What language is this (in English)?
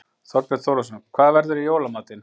Icelandic